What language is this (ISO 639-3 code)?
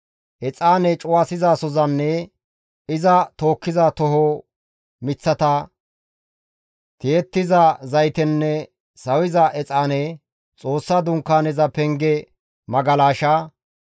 gmv